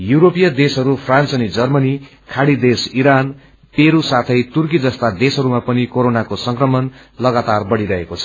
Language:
Nepali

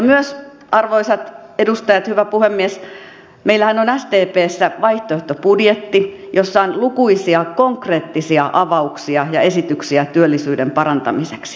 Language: Finnish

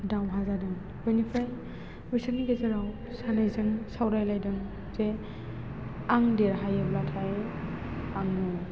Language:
Bodo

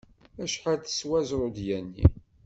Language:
Kabyle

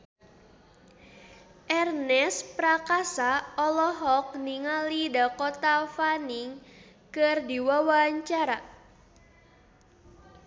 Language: Sundanese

